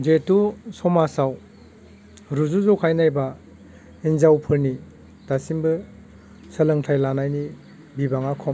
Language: Bodo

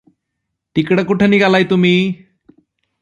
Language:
Marathi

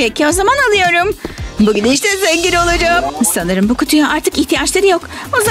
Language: Turkish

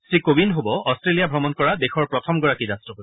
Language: Assamese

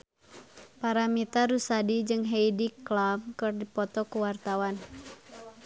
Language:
Sundanese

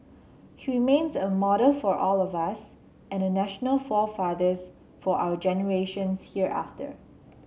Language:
English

